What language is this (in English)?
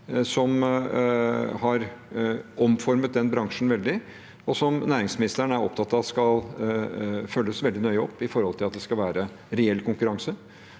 Norwegian